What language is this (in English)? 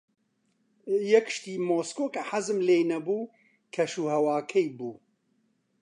Central Kurdish